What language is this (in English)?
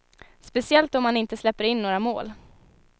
Swedish